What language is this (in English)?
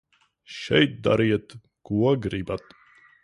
Latvian